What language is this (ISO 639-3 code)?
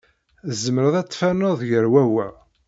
kab